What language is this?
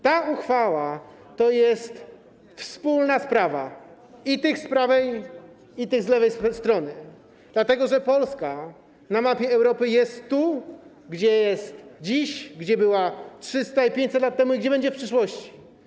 Polish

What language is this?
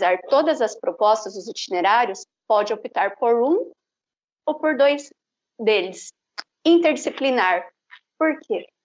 Portuguese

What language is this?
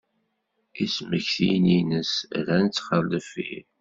Kabyle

